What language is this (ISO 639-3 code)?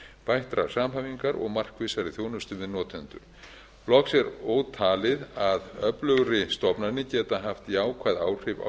isl